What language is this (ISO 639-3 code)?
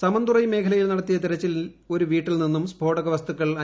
mal